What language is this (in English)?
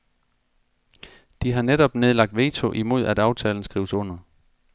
Danish